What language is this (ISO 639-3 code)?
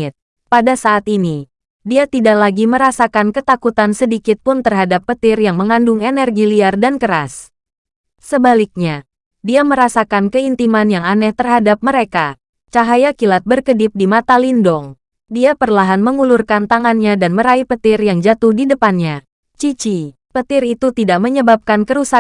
ind